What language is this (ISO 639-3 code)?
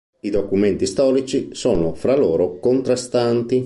ita